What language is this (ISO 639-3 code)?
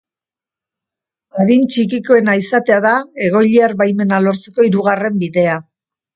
eus